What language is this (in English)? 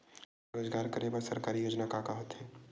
Chhattisgarhi